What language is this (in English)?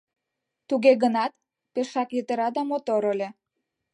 Mari